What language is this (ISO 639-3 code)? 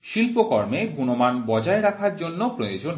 ben